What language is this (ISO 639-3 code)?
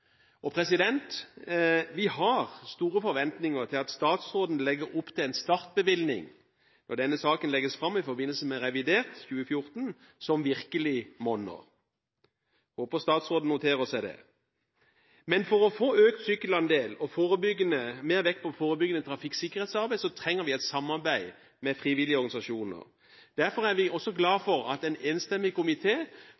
nob